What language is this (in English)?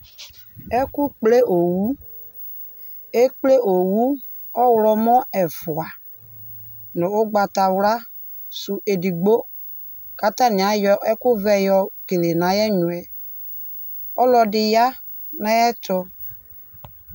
Ikposo